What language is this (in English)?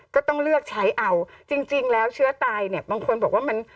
Thai